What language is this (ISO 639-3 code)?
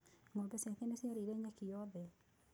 kik